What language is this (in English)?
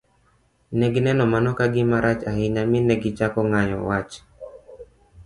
Luo (Kenya and Tanzania)